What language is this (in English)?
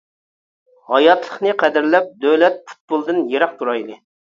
Uyghur